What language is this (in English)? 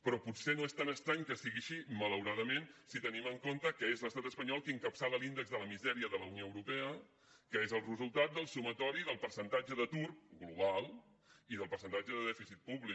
Catalan